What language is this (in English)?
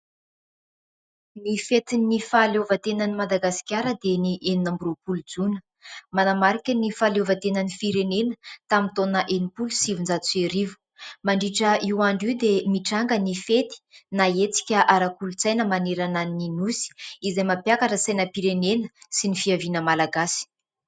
Malagasy